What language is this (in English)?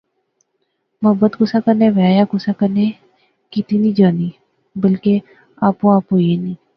Pahari-Potwari